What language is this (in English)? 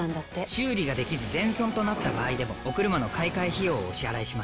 Japanese